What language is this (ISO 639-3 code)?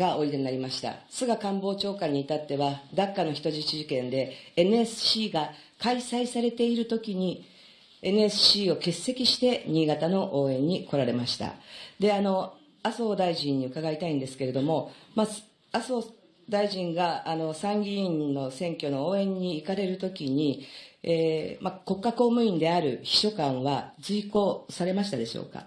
jpn